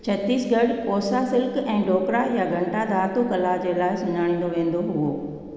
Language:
Sindhi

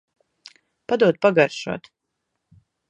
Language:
Latvian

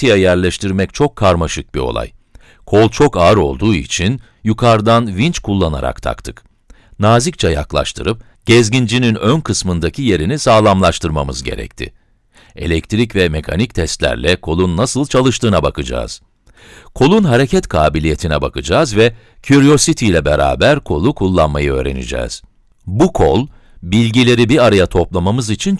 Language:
Turkish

